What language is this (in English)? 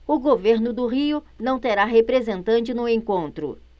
Portuguese